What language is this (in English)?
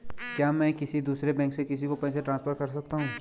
Hindi